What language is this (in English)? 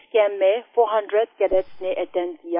Hindi